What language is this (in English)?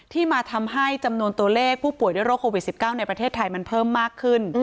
Thai